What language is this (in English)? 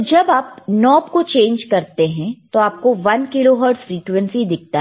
Hindi